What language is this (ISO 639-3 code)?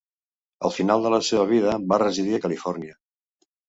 cat